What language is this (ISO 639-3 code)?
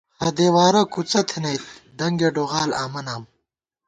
gwt